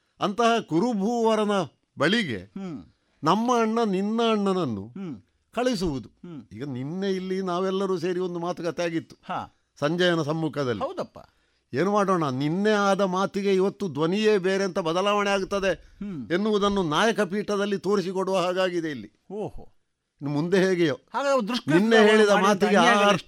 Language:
Kannada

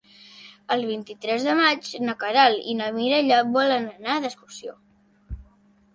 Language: Catalan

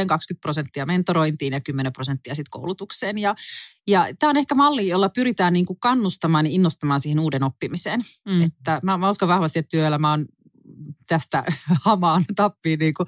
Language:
Finnish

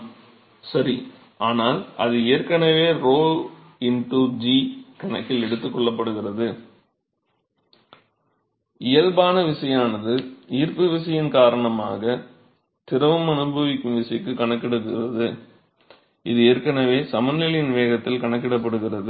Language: Tamil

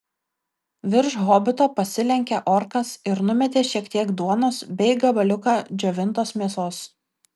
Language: Lithuanian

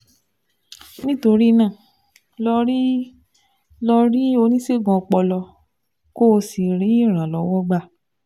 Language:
Yoruba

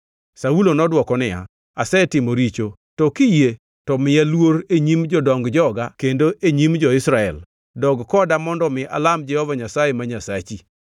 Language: Luo (Kenya and Tanzania)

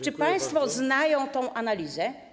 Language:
Polish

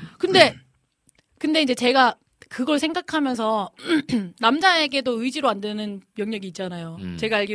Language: Korean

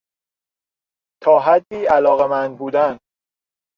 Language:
Persian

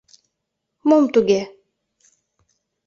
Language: Mari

